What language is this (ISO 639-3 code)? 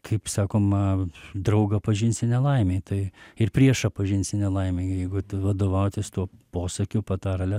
lit